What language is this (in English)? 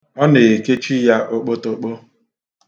Igbo